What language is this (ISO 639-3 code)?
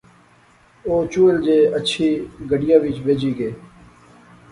phr